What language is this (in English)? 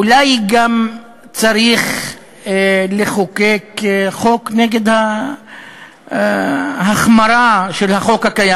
Hebrew